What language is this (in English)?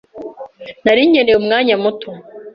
Kinyarwanda